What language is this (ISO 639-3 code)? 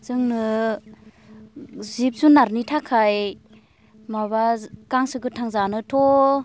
brx